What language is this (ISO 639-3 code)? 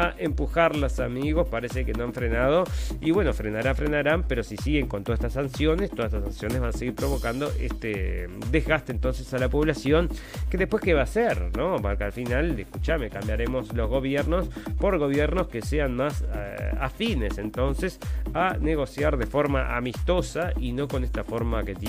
spa